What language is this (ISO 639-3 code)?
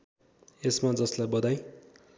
nep